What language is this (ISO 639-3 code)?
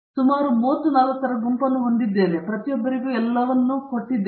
kan